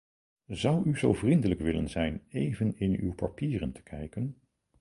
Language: Dutch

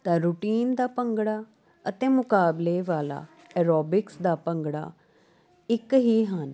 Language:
Punjabi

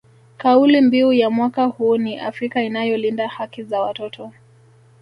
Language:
Swahili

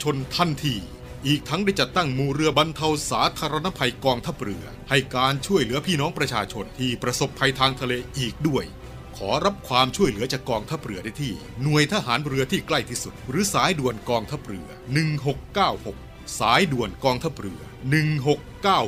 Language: Thai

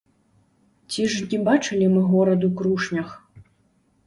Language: Belarusian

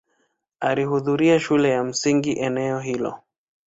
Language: Swahili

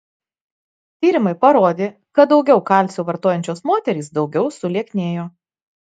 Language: Lithuanian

